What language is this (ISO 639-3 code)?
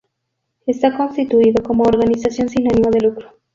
spa